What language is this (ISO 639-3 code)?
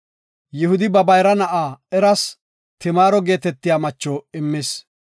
gof